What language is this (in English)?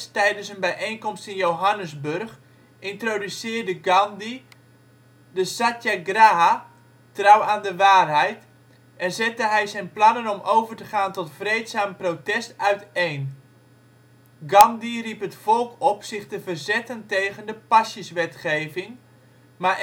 Dutch